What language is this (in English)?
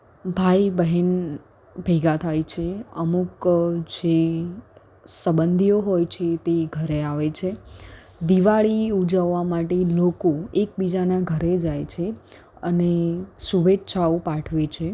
Gujarati